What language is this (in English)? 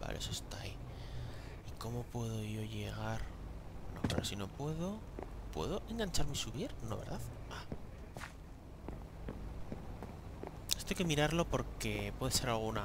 Spanish